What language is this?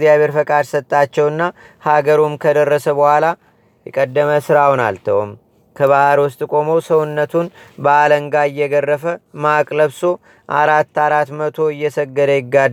Amharic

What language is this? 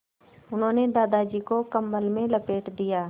Hindi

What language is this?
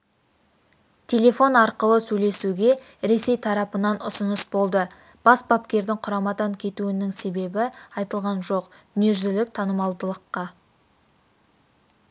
Kazakh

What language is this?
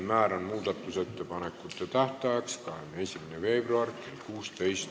Estonian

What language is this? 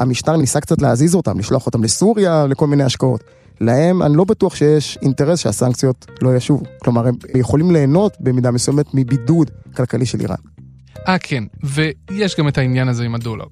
Hebrew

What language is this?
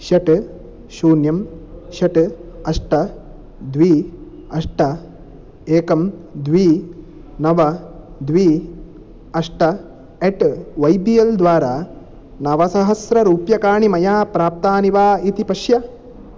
Sanskrit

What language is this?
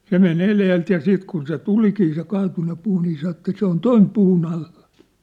Finnish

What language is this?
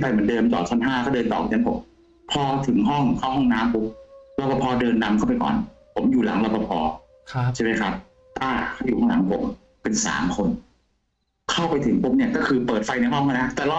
Thai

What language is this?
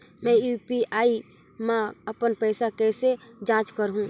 Chhattisgarhi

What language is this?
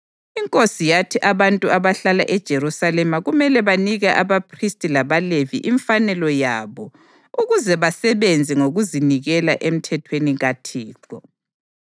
North Ndebele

